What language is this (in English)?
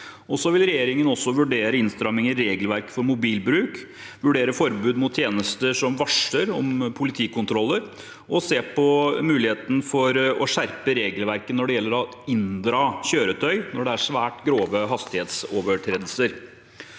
Norwegian